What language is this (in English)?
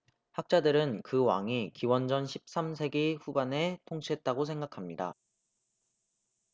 Korean